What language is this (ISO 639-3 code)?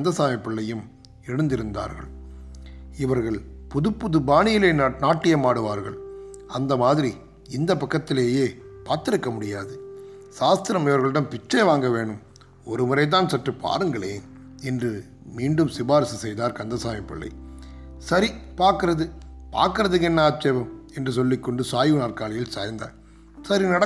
tam